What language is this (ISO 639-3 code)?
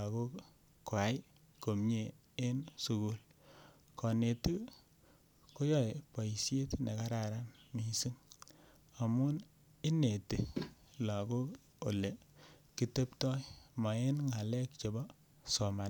kln